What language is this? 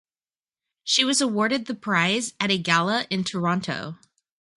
English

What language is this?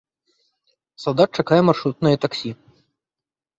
Belarusian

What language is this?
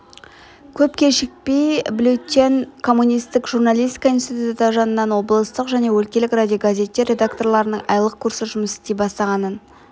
Kazakh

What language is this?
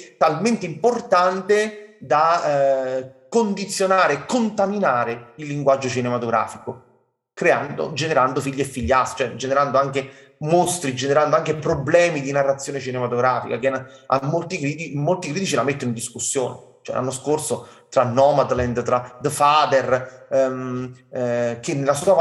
Italian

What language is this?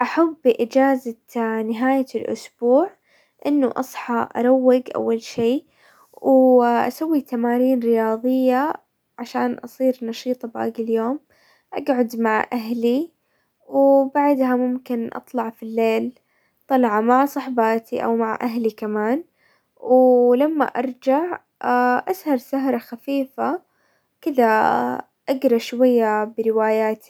Hijazi Arabic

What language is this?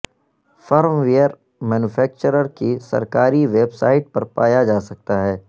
Urdu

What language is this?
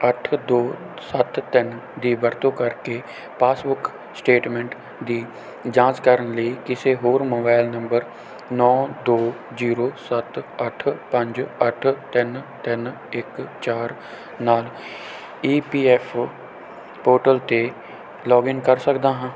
Punjabi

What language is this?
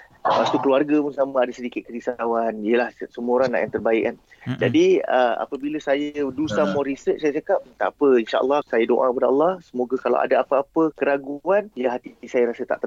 Malay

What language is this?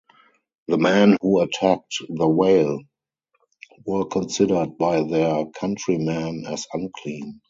English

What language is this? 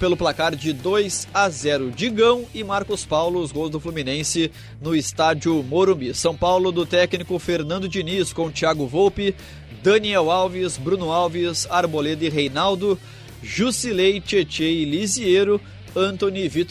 Portuguese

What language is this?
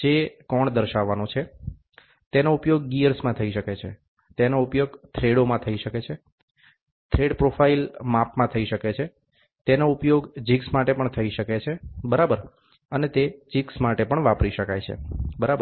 Gujarati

